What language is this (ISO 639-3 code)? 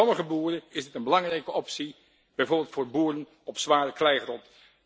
nld